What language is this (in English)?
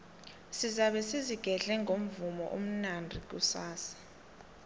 South Ndebele